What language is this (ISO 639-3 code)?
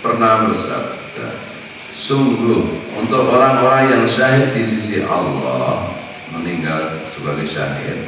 ind